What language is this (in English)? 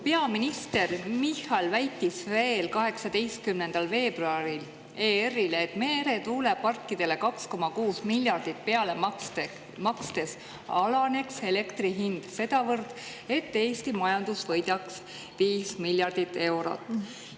Estonian